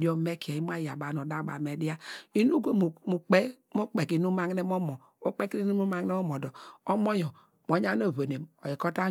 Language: Degema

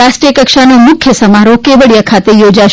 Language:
Gujarati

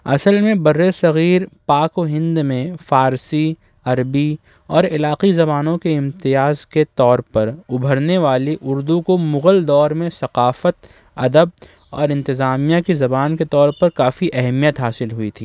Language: Urdu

